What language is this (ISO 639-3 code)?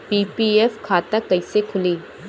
bho